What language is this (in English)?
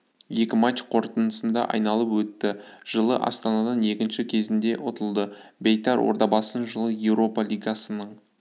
Kazakh